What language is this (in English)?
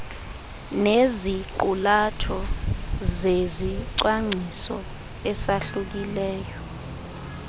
Xhosa